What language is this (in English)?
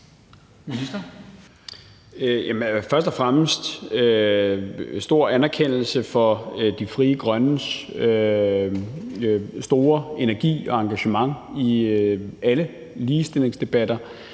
Danish